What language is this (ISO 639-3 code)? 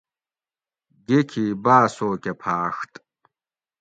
gwc